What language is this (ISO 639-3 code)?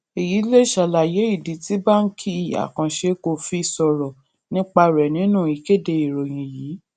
yor